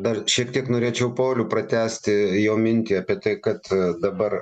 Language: Lithuanian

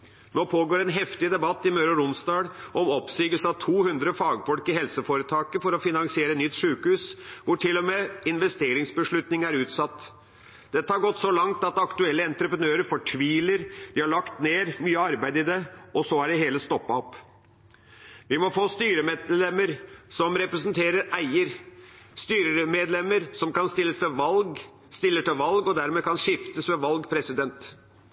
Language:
Norwegian Bokmål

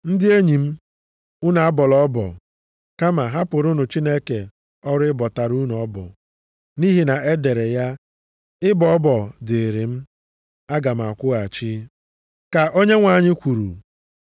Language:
Igbo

